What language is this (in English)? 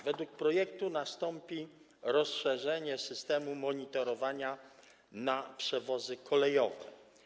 Polish